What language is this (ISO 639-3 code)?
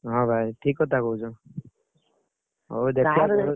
ori